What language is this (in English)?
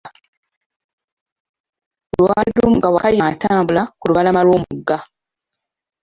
Ganda